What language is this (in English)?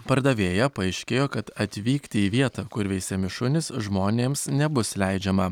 Lithuanian